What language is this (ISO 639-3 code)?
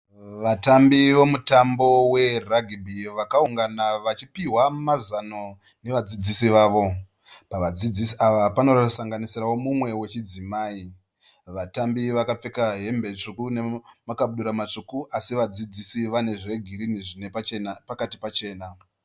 sna